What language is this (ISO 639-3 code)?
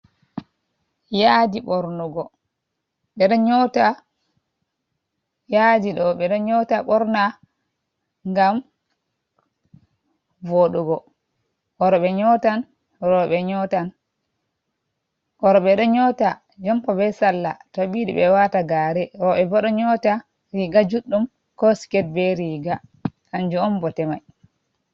ful